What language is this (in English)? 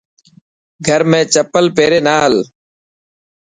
Dhatki